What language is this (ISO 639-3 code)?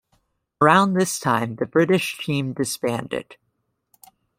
eng